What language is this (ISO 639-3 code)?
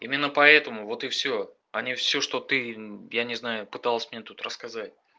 rus